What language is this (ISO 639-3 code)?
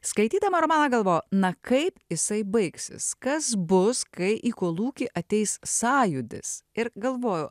lit